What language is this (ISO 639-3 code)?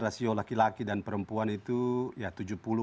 ind